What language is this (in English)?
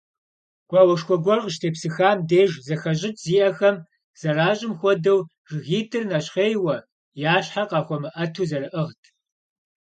Kabardian